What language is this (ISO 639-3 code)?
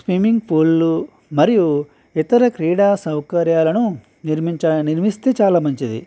tel